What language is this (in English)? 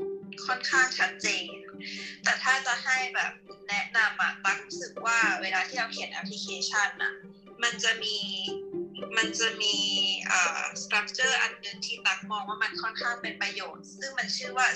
Thai